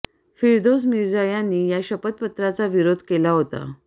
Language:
Marathi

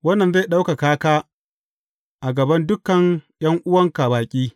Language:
Hausa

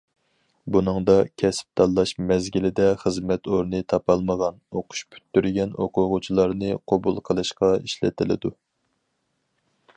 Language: Uyghur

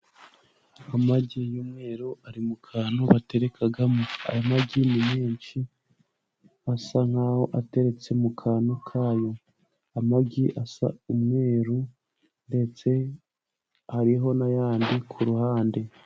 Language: Kinyarwanda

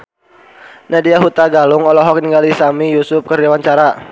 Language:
Sundanese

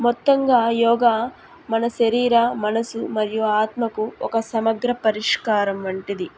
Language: Telugu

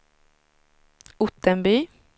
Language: Swedish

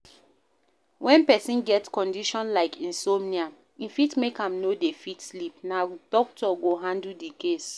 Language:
Nigerian Pidgin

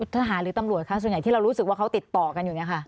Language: Thai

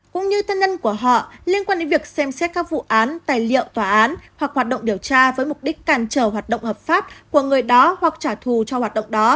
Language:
Vietnamese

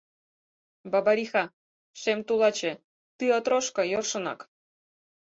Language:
Mari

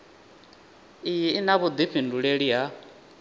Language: Venda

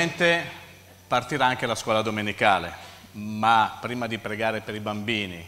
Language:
Italian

